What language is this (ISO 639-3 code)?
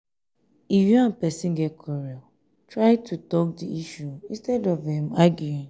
pcm